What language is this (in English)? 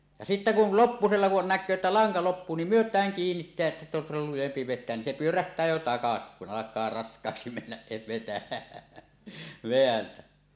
Finnish